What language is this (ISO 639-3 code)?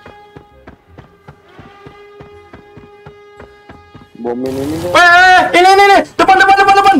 ind